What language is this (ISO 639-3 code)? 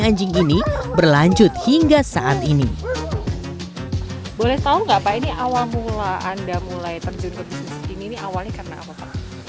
ind